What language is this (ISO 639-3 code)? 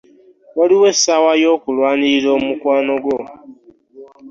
lug